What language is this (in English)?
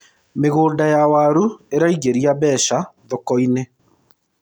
Kikuyu